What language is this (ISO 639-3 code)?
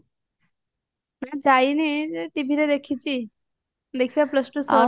ori